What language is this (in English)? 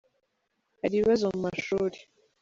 Kinyarwanda